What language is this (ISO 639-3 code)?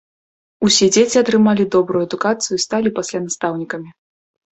bel